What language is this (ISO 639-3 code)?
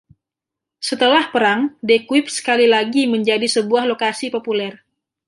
ind